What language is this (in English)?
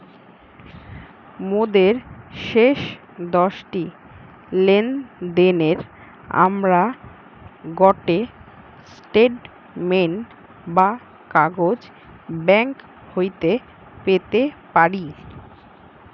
Bangla